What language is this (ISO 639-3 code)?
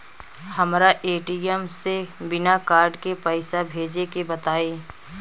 bho